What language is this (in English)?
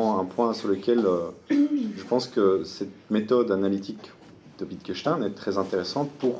French